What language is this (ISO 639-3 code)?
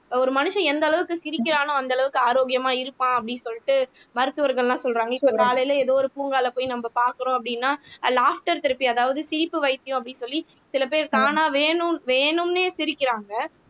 tam